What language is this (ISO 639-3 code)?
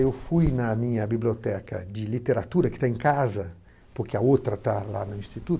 por